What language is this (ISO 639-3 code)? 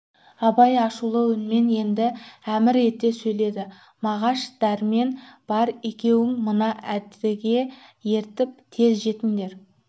kaz